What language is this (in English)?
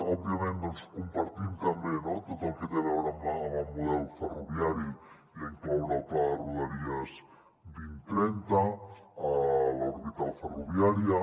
Catalan